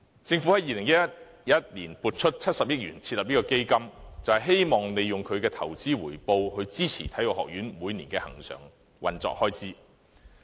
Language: Cantonese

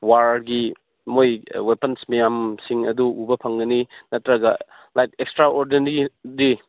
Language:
Manipuri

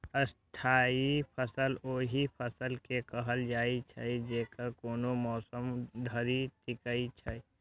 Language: Maithili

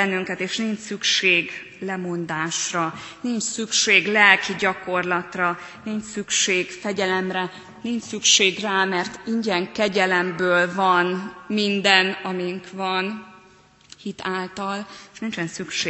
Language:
Hungarian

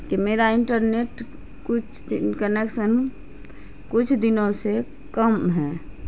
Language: Urdu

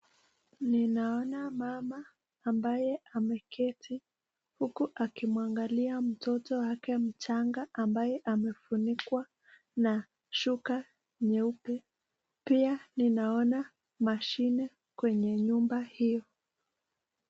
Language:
Swahili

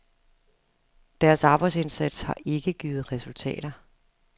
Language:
Danish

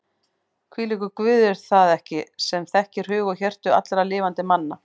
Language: Icelandic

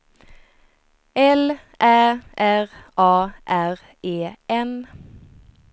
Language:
Swedish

